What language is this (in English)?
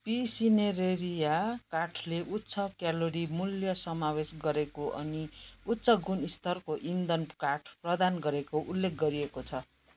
Nepali